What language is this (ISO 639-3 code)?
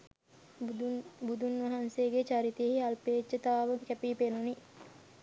sin